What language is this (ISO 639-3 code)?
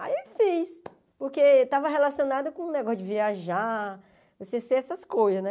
por